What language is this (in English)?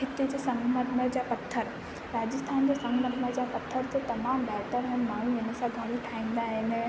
Sindhi